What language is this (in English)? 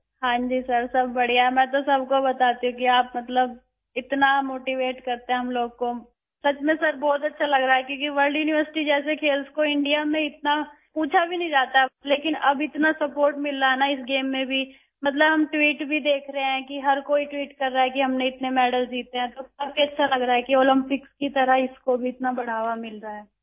Urdu